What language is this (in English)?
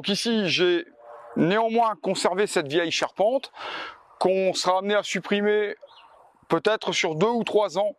French